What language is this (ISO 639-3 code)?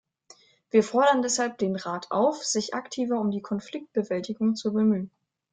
deu